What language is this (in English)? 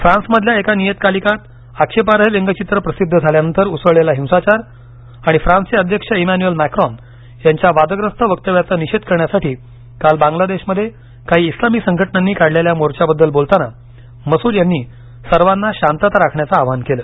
Marathi